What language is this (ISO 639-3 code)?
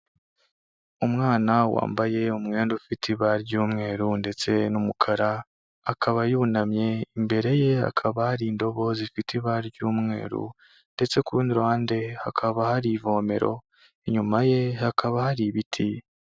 kin